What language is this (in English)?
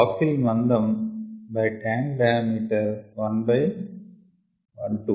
Telugu